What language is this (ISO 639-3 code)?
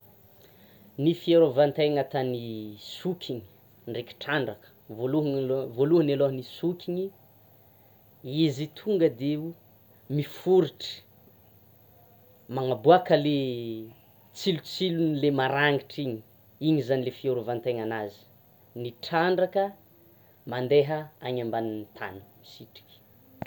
xmw